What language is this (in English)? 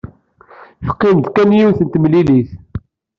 Kabyle